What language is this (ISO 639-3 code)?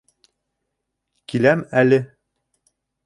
bak